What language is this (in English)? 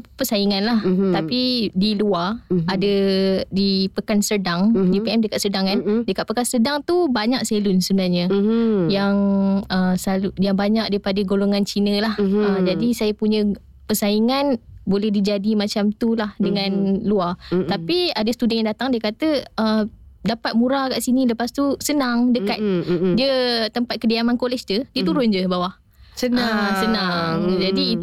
Malay